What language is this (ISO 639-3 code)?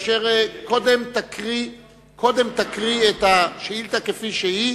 heb